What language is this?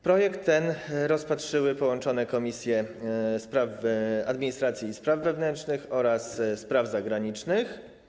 Polish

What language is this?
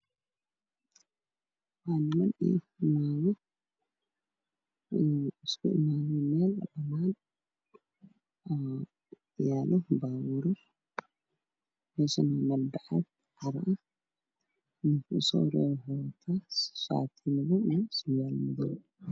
Somali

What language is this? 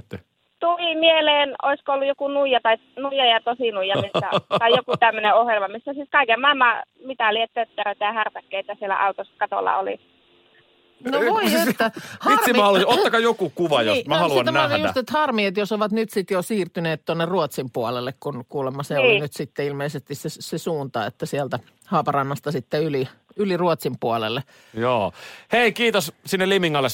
Finnish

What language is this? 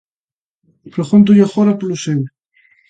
Galician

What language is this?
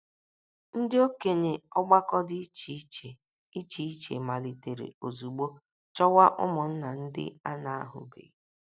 Igbo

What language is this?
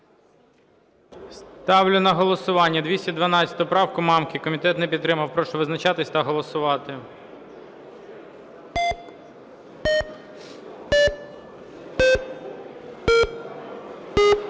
Ukrainian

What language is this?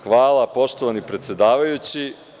Serbian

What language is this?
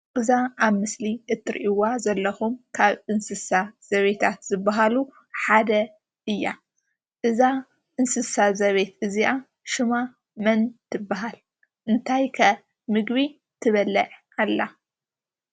Tigrinya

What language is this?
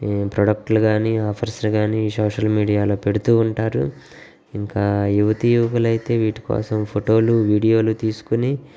Telugu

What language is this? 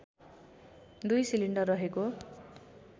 Nepali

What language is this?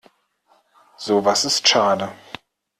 German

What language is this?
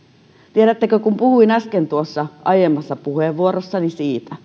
Finnish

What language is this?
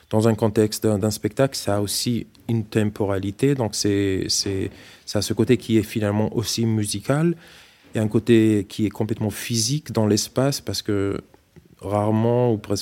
French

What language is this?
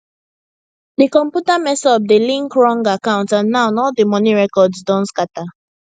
Nigerian Pidgin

